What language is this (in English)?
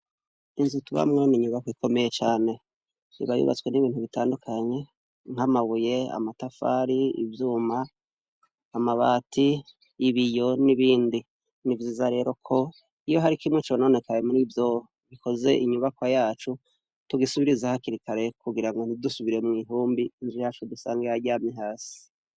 Rundi